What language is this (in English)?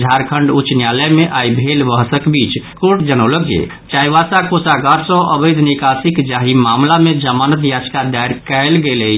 Maithili